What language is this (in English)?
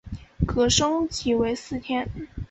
Chinese